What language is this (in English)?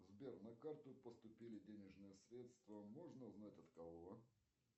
Russian